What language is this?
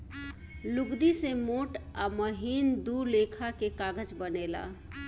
Bhojpuri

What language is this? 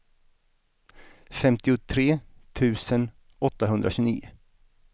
Swedish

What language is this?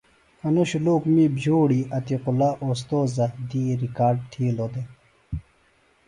Phalura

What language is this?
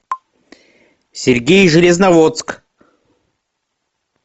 Russian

